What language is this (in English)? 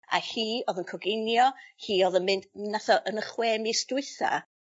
Welsh